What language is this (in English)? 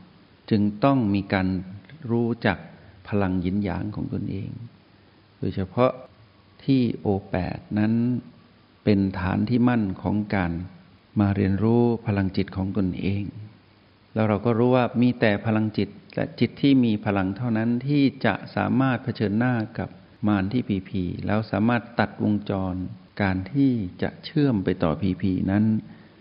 Thai